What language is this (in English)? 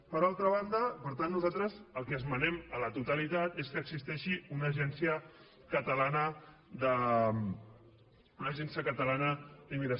Catalan